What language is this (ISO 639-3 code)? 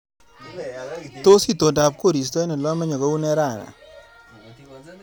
kln